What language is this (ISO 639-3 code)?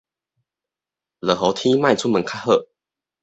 nan